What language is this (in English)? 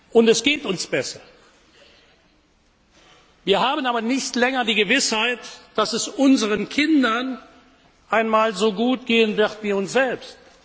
German